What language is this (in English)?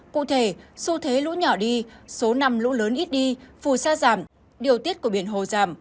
Vietnamese